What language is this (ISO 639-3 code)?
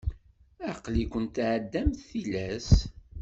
kab